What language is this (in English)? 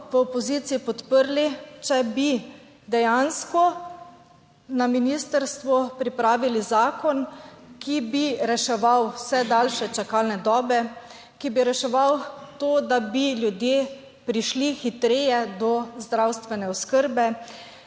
Slovenian